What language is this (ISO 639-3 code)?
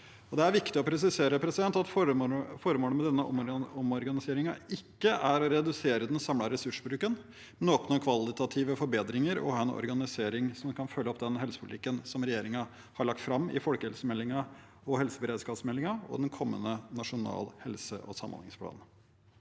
nor